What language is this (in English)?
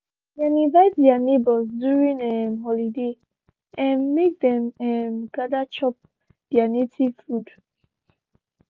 Nigerian Pidgin